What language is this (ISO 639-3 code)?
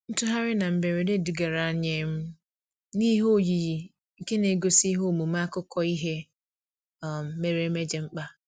ibo